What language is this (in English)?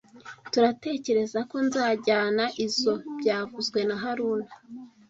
Kinyarwanda